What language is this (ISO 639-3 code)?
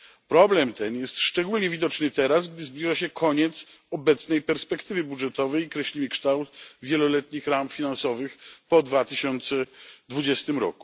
pol